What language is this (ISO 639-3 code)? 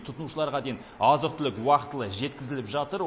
kaz